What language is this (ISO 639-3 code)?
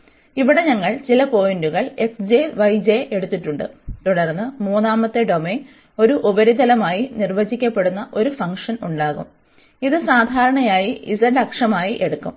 mal